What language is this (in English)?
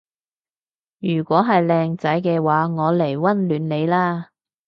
Cantonese